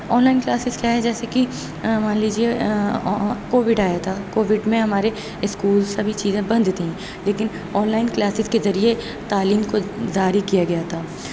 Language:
Urdu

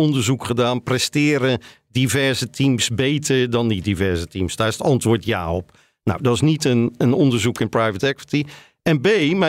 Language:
Dutch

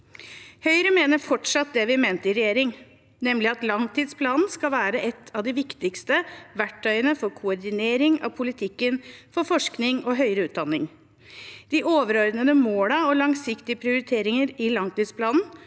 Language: Norwegian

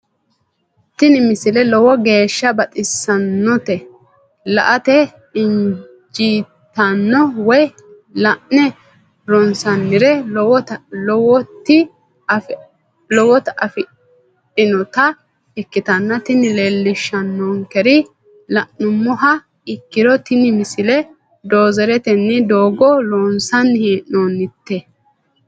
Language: Sidamo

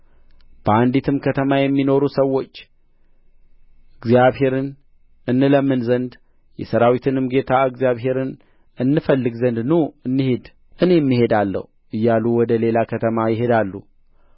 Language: Amharic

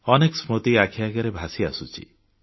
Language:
Odia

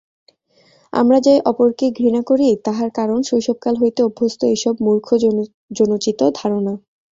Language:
Bangla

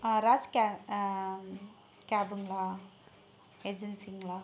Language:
Tamil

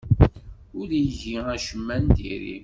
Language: Kabyle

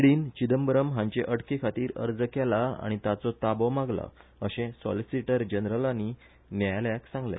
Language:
Konkani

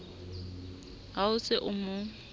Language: Southern Sotho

